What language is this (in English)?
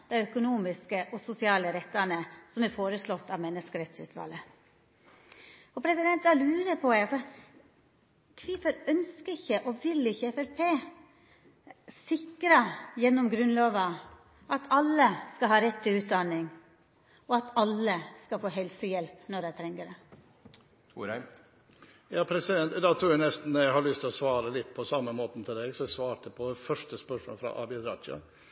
Norwegian